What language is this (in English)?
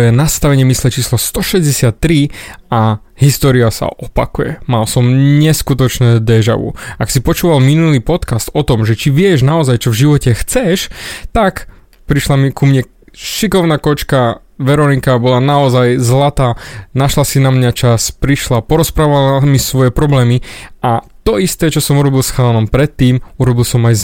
Slovak